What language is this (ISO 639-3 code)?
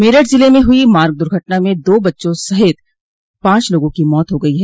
hin